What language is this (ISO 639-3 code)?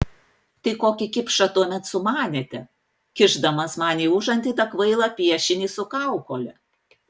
lit